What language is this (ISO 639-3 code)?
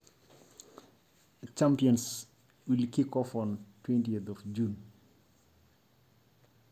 mas